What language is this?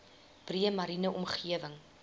Afrikaans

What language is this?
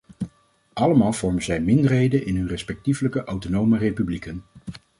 Dutch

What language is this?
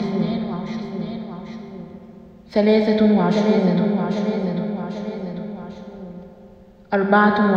Arabic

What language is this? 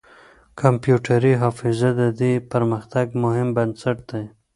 Pashto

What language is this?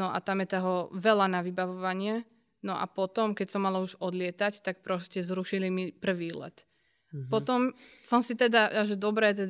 Slovak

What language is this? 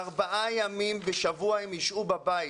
Hebrew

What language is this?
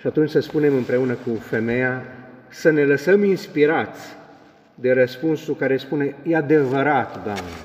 Romanian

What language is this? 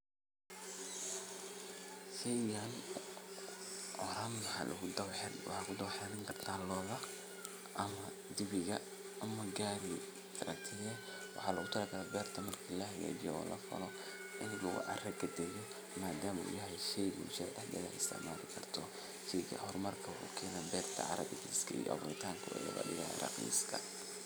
Somali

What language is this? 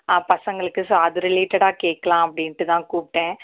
Tamil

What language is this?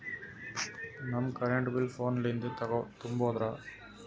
Kannada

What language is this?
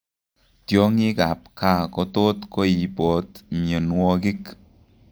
Kalenjin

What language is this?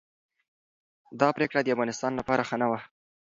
Pashto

